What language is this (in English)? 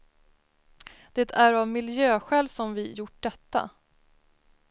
Swedish